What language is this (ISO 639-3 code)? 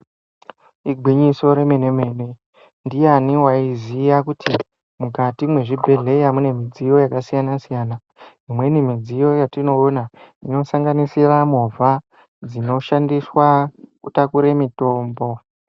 ndc